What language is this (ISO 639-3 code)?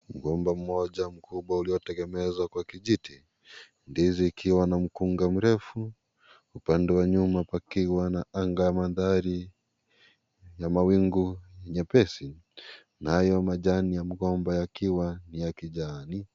swa